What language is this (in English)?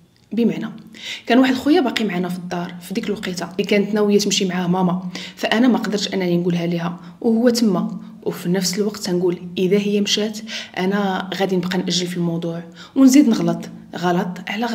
Arabic